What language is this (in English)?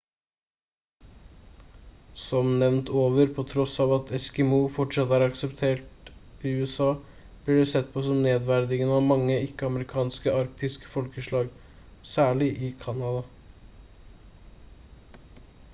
Norwegian Bokmål